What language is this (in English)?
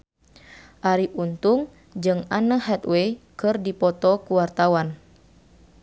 Sundanese